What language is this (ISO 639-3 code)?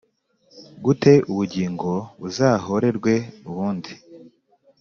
kin